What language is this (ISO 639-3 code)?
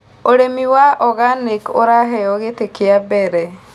kik